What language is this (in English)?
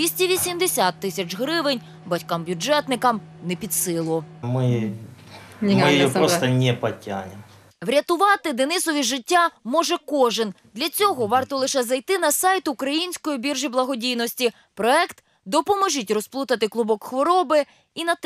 Ukrainian